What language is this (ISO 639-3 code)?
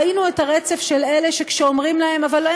heb